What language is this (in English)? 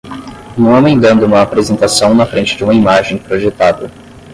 Portuguese